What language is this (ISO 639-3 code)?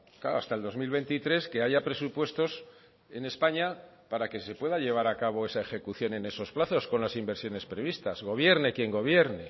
spa